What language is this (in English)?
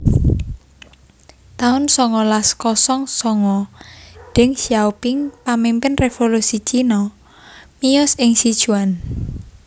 Javanese